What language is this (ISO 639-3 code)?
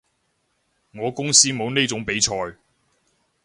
yue